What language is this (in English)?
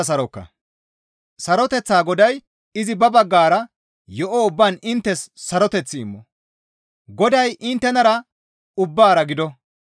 Gamo